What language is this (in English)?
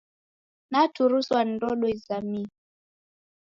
Taita